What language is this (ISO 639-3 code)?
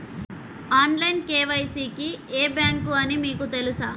tel